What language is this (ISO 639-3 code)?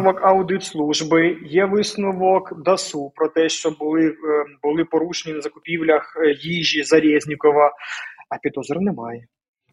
ukr